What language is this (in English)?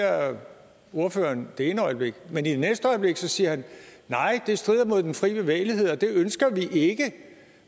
Danish